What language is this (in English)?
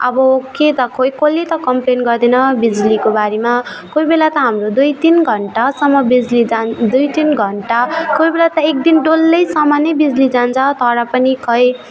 Nepali